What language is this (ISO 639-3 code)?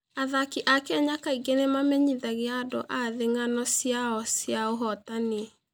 kik